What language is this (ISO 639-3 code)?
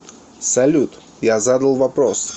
rus